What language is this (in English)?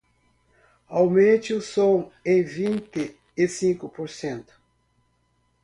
Portuguese